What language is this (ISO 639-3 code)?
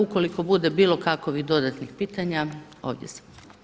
hrv